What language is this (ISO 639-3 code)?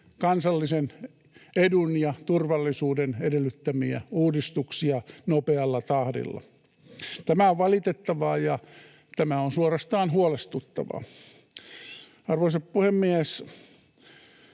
fin